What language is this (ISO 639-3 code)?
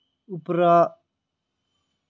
doi